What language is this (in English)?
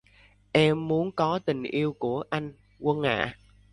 Vietnamese